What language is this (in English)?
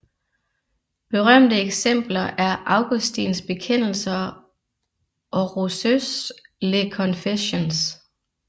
Danish